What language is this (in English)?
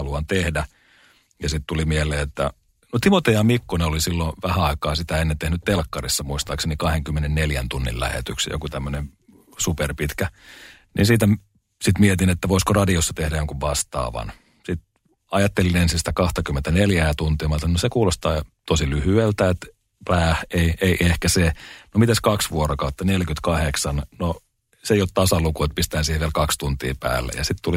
Finnish